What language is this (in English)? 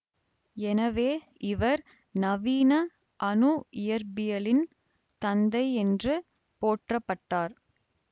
Tamil